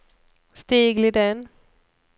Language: Swedish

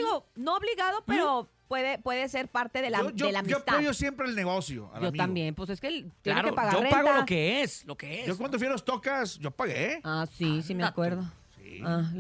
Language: Spanish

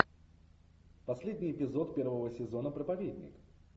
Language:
Russian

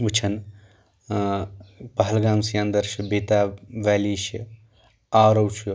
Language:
Kashmiri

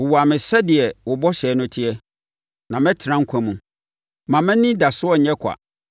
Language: Akan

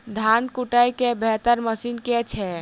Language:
Maithili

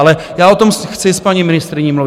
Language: Czech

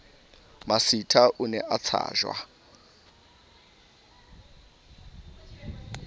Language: Southern Sotho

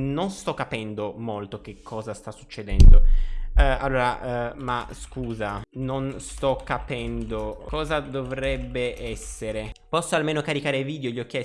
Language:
Italian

